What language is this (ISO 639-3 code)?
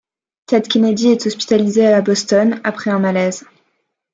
fra